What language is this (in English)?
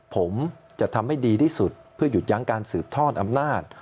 Thai